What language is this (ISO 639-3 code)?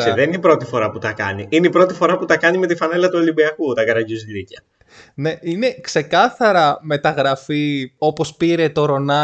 ell